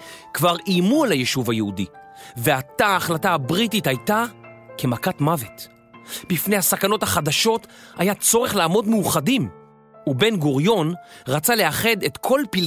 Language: Hebrew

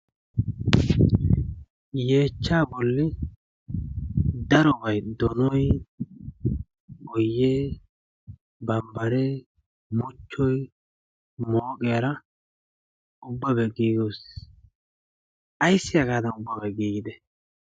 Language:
Wolaytta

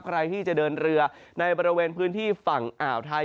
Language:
Thai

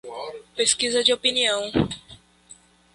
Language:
Portuguese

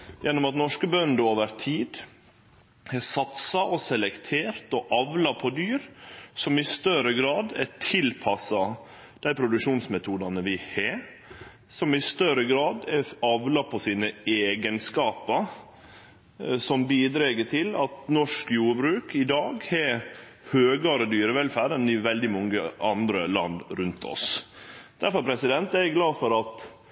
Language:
Norwegian Nynorsk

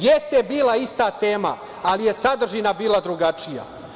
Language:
Serbian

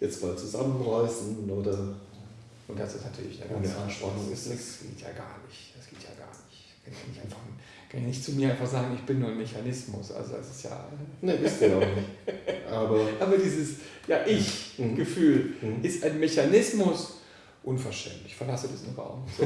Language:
German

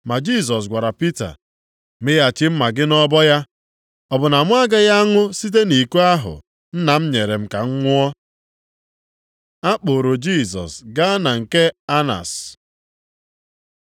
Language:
Igbo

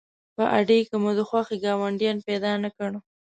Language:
Pashto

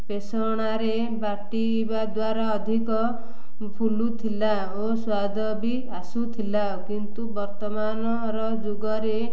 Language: Odia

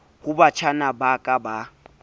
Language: Southern Sotho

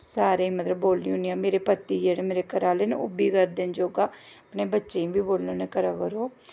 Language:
Dogri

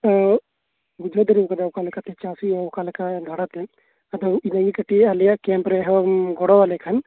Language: Santali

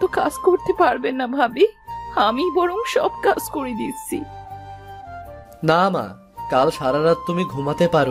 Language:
Bangla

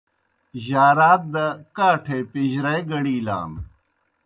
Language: Kohistani Shina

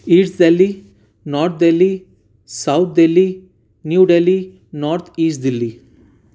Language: Urdu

